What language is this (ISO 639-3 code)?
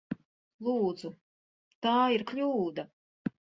lav